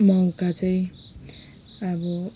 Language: Nepali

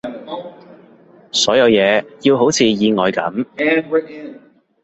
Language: Cantonese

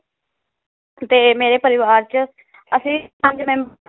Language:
Punjabi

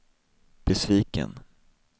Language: Swedish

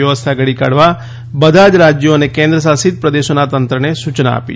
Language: Gujarati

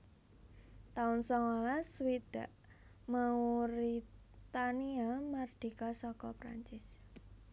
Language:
Javanese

